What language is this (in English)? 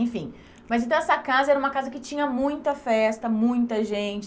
Portuguese